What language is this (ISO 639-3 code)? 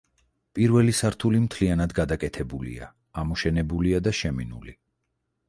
kat